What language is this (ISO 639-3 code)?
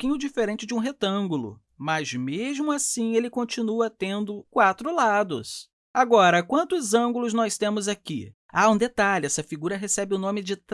por